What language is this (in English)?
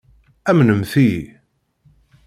Kabyle